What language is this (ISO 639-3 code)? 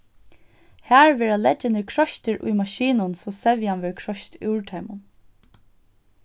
fao